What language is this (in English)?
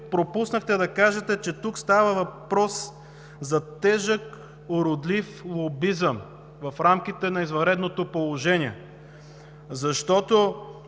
Bulgarian